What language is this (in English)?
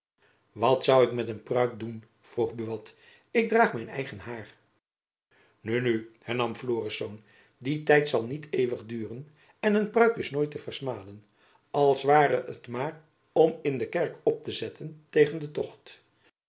Dutch